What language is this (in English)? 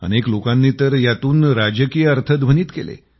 Marathi